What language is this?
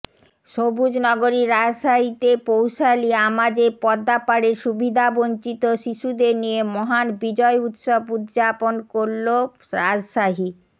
Bangla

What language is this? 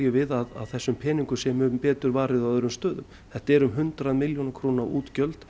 Icelandic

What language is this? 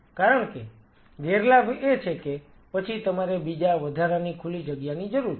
Gujarati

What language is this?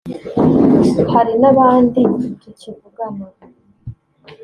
Kinyarwanda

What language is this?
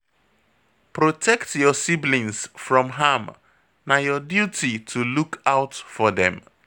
Nigerian Pidgin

